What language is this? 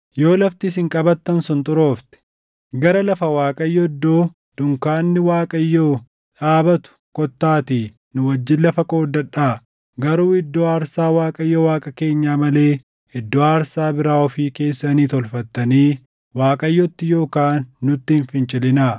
Oromo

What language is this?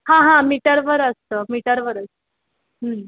Marathi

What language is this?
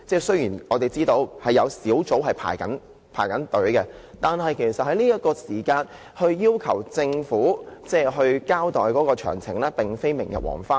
Cantonese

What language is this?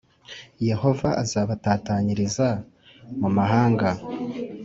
Kinyarwanda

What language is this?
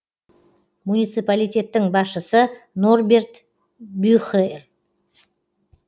Kazakh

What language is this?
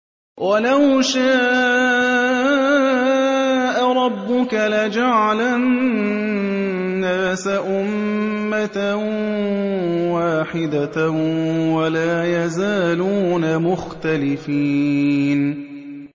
Arabic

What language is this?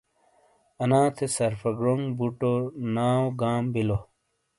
Shina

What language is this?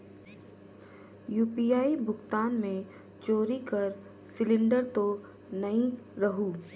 Chhattisgarhi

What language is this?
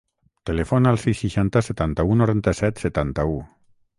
Catalan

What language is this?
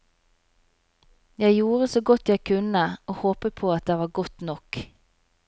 Norwegian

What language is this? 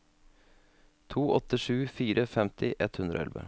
Norwegian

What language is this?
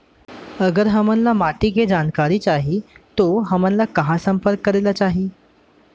Chhattisgarhi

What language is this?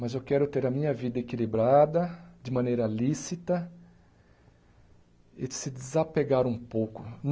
Portuguese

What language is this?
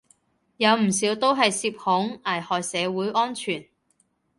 Cantonese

